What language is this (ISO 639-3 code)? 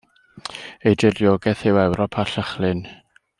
cym